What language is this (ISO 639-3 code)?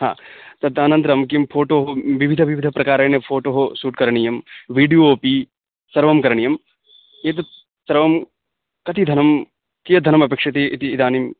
san